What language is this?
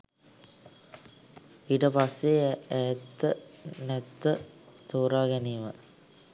Sinhala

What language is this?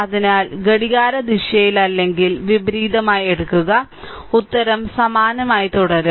Malayalam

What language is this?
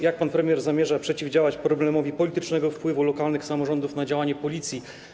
Polish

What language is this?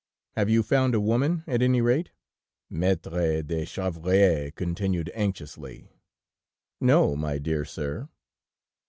English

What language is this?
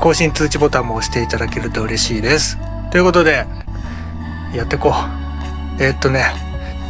Japanese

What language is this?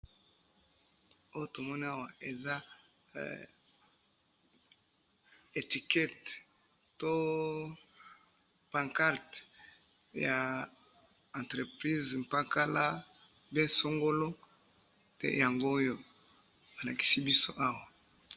Lingala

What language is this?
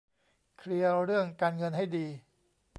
Thai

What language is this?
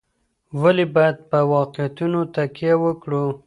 Pashto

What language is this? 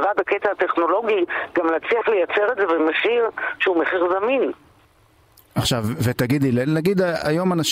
Hebrew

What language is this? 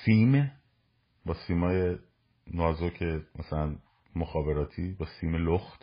Persian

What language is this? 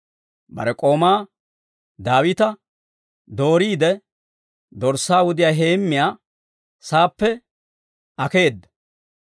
Dawro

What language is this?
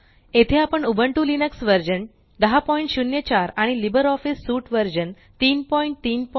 Marathi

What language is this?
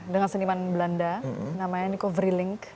Indonesian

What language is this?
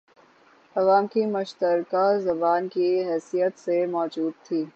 Urdu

